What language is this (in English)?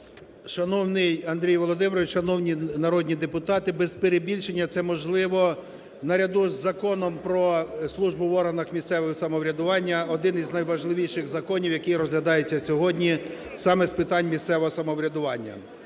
Ukrainian